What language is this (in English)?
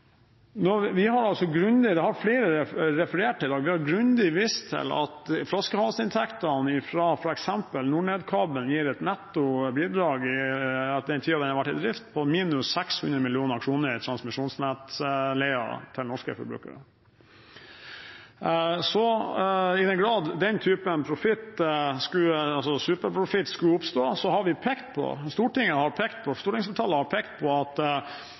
Norwegian Bokmål